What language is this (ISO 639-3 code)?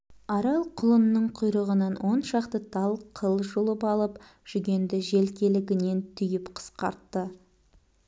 kaz